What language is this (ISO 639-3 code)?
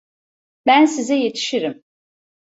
tur